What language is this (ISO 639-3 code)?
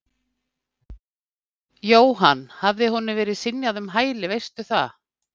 isl